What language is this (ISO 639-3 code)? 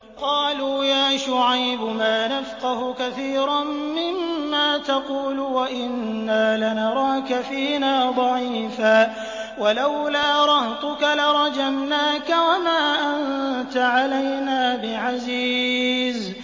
ara